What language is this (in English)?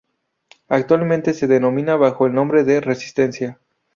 Spanish